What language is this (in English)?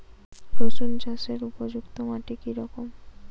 Bangla